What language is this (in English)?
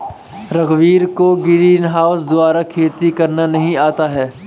Hindi